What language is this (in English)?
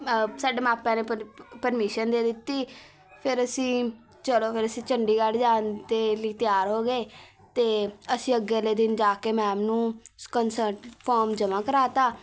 Punjabi